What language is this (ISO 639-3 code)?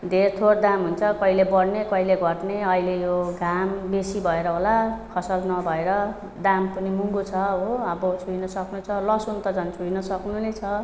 nep